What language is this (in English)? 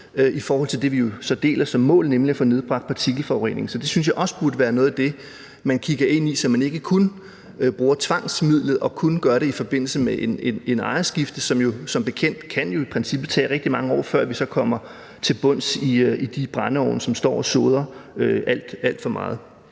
Danish